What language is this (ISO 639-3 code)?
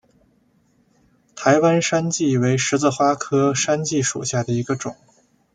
zho